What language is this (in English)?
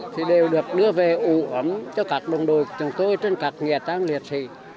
Vietnamese